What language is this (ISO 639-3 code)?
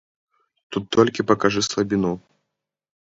bel